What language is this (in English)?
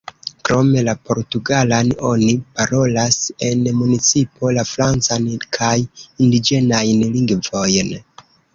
Esperanto